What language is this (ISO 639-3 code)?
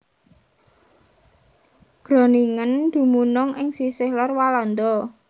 jav